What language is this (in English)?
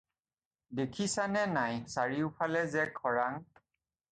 Assamese